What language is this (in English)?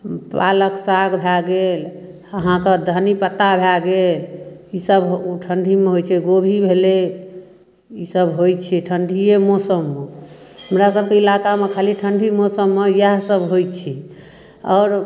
Maithili